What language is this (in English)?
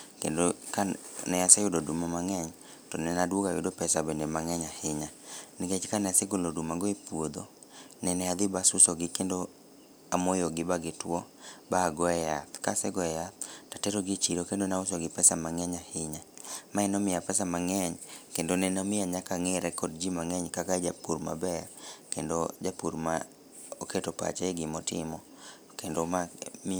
Luo (Kenya and Tanzania)